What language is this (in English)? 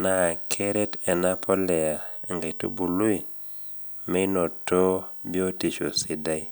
Masai